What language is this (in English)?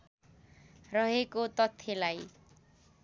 Nepali